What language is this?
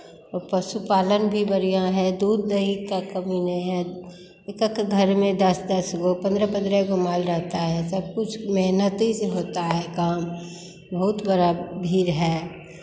Hindi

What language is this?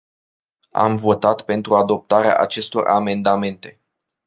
Romanian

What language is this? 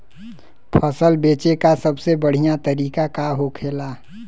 Bhojpuri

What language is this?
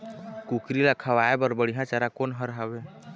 Chhattisgarhi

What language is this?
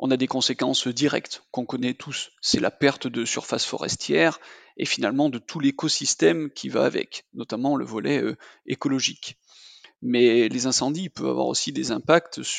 French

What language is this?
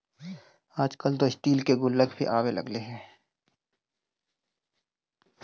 Magahi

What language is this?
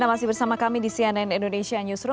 Indonesian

